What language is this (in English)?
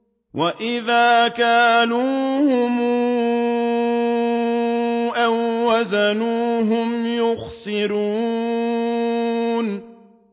Arabic